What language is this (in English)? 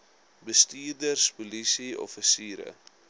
Afrikaans